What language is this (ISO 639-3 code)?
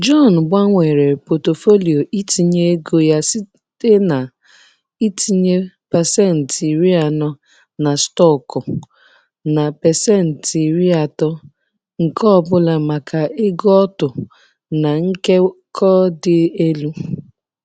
ibo